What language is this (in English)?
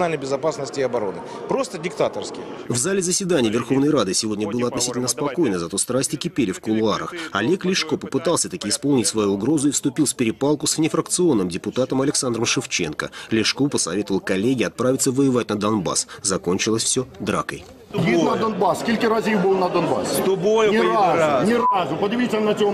Russian